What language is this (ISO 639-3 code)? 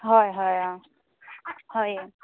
asm